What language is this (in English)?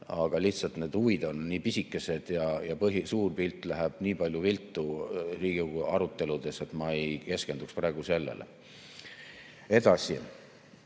Estonian